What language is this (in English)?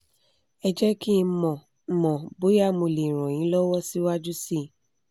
Yoruba